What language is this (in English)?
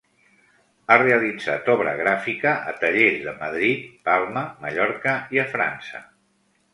Catalan